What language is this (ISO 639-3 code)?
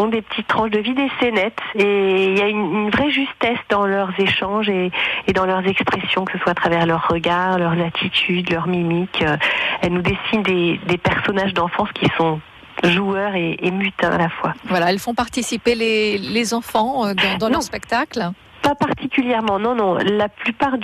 fra